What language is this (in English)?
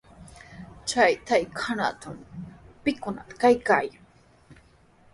Sihuas Ancash Quechua